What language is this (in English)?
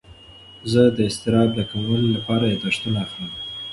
Pashto